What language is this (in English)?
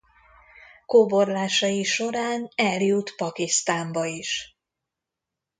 Hungarian